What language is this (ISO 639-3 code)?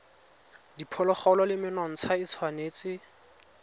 tsn